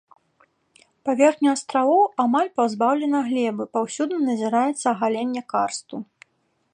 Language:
Belarusian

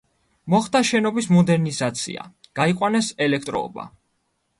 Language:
Georgian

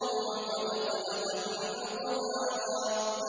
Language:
Arabic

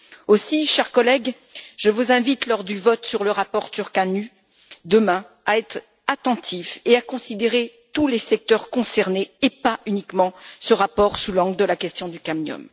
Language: French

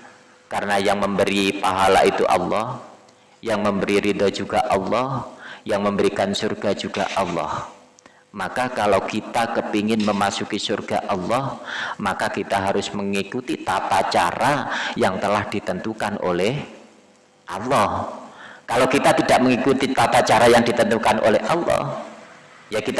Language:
Indonesian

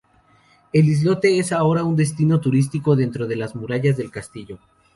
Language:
Spanish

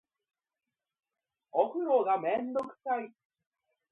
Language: Japanese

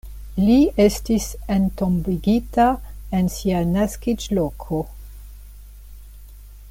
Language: Esperanto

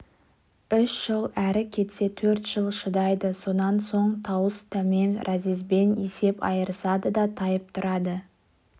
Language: Kazakh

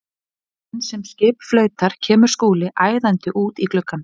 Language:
Icelandic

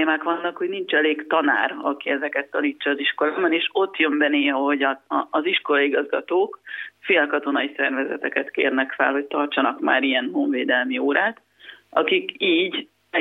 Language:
Hungarian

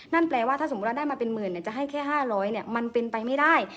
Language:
Thai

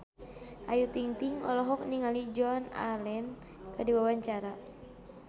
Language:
Sundanese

